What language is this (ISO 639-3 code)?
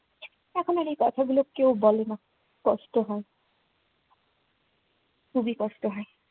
ben